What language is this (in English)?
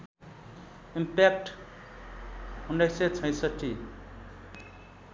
Nepali